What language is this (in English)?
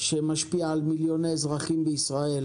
Hebrew